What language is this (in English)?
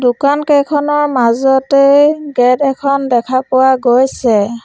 Assamese